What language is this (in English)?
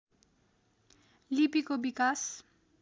Nepali